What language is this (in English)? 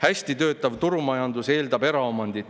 Estonian